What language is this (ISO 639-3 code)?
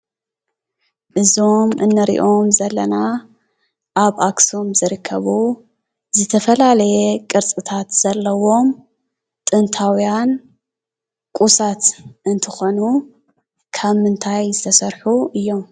tir